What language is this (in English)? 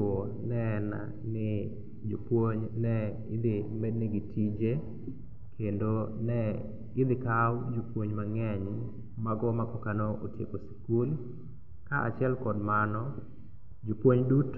Luo (Kenya and Tanzania)